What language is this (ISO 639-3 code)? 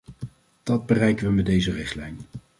nld